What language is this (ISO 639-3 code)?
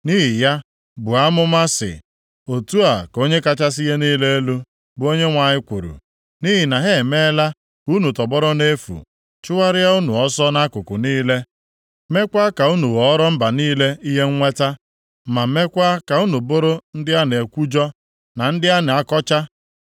ibo